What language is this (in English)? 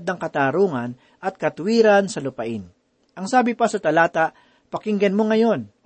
Filipino